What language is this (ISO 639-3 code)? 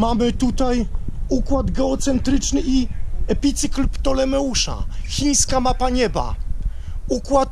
pol